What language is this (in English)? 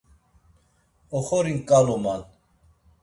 Laz